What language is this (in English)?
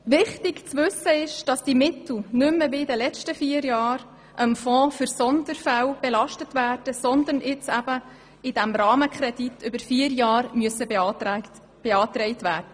Swiss German